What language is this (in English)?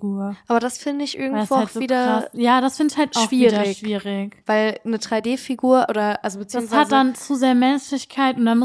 German